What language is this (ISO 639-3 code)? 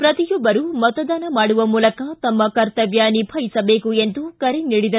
kan